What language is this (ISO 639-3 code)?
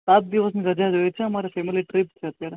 guj